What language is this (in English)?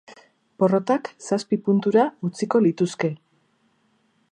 Basque